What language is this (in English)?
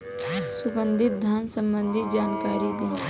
Bhojpuri